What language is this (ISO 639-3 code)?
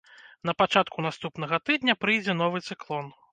bel